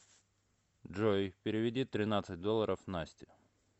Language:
Russian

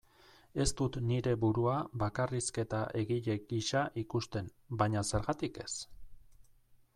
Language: Basque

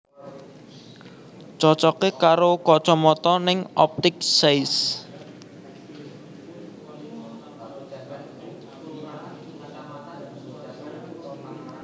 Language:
Javanese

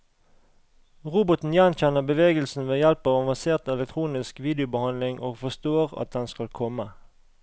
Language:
Norwegian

